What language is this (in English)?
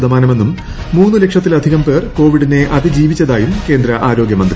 Malayalam